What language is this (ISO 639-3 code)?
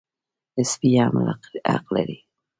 pus